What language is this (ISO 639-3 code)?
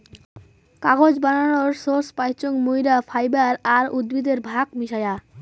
ben